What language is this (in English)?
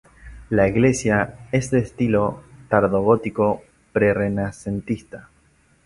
Spanish